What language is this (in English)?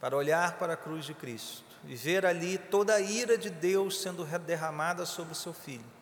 Portuguese